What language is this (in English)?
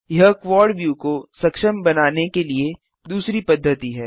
Hindi